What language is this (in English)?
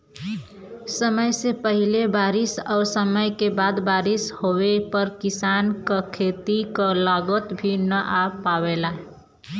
Bhojpuri